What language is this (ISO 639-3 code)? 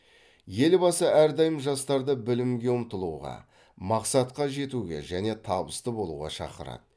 kaz